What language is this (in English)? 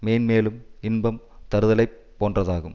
Tamil